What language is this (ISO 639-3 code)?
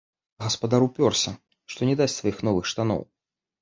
bel